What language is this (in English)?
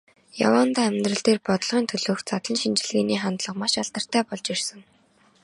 Mongolian